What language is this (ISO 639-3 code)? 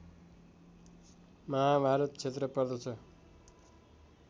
nep